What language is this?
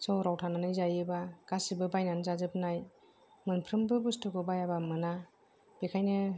Bodo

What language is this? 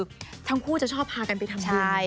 Thai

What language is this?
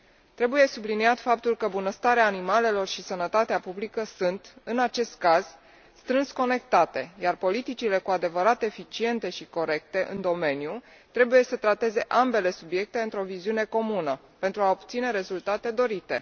Romanian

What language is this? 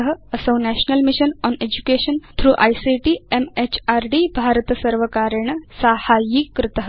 Sanskrit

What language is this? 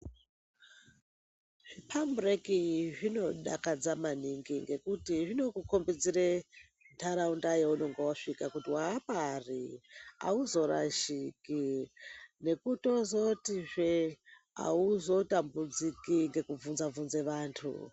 Ndau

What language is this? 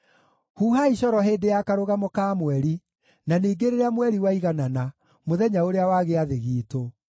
Kikuyu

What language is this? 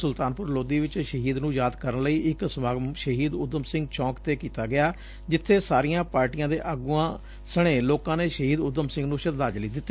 Punjabi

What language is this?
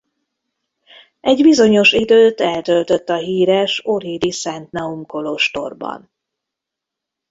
Hungarian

